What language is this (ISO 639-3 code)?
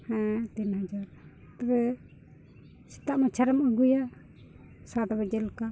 sat